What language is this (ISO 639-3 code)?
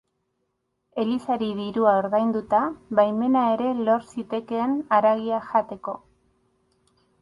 eus